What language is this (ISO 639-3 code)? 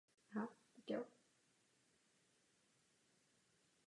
ces